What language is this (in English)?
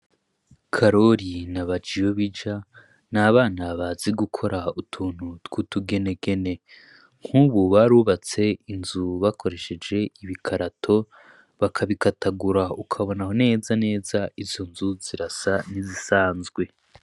Rundi